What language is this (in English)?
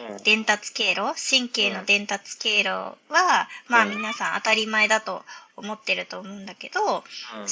Japanese